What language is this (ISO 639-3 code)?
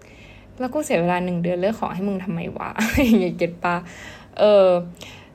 tha